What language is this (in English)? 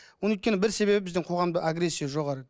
Kazakh